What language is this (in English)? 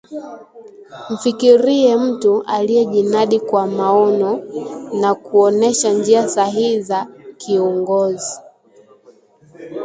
Swahili